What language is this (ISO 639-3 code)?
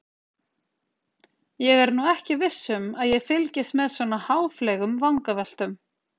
isl